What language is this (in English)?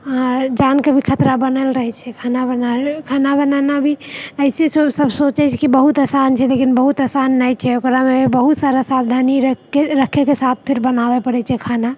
Maithili